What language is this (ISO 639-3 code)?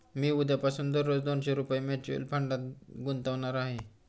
mar